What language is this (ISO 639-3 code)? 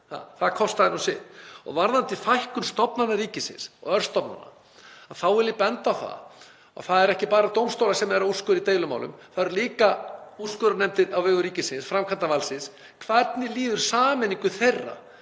isl